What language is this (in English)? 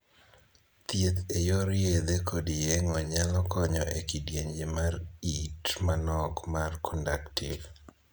Luo (Kenya and Tanzania)